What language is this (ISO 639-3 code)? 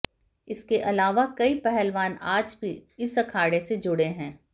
hin